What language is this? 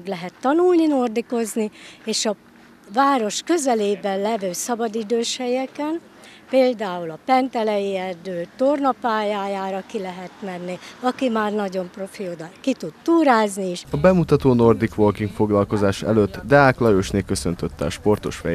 Hungarian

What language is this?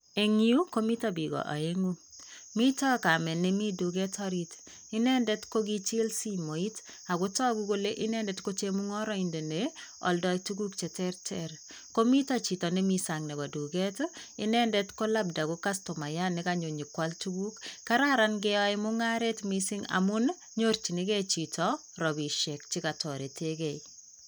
Kalenjin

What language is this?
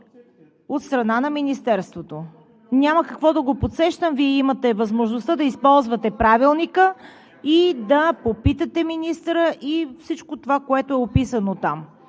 Bulgarian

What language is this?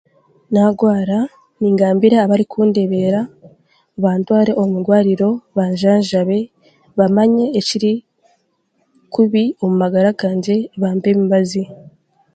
Chiga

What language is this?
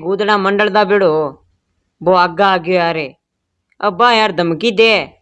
Hindi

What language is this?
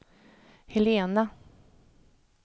Swedish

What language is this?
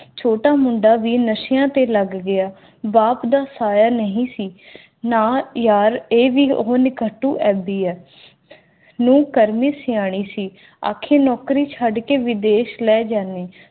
Punjabi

